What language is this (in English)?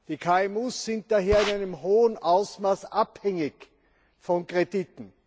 German